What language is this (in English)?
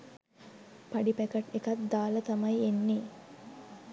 Sinhala